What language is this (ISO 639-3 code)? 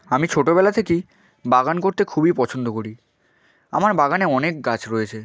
ben